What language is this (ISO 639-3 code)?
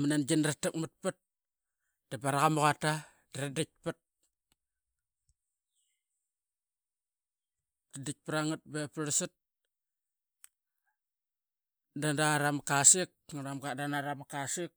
byx